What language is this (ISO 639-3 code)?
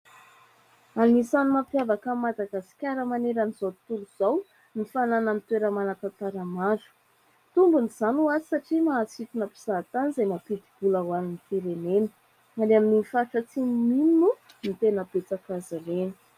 mlg